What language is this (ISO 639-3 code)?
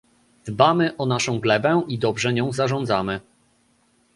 pol